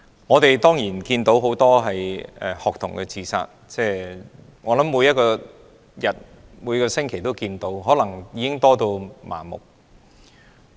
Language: Cantonese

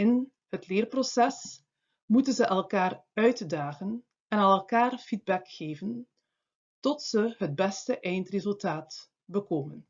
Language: Dutch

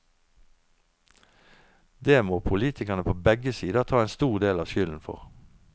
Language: Norwegian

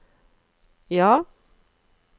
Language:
Norwegian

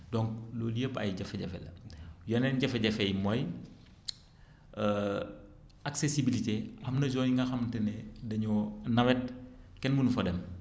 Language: Wolof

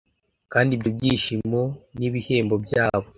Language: Kinyarwanda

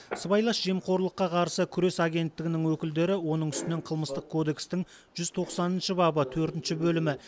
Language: Kazakh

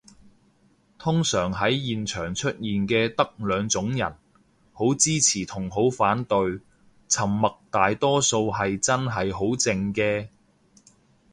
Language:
Cantonese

